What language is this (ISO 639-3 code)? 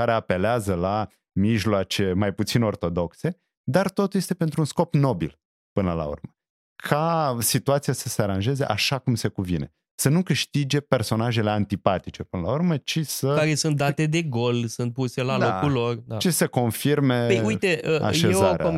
ron